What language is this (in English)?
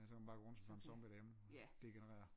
Danish